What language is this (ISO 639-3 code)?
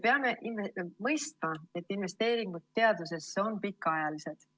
est